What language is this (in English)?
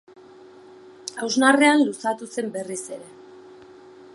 Basque